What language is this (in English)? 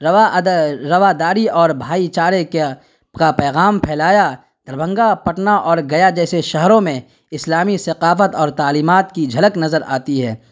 Urdu